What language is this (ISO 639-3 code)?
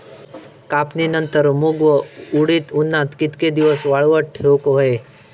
mar